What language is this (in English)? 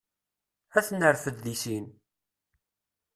Kabyle